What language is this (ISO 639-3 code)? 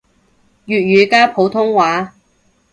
yue